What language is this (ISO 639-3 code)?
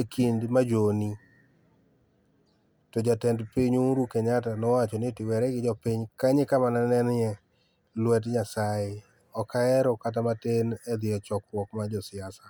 luo